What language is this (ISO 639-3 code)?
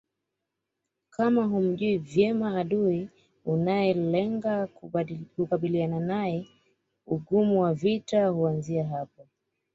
swa